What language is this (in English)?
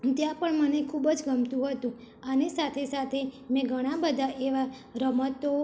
Gujarati